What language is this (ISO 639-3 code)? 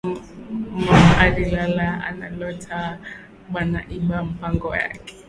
swa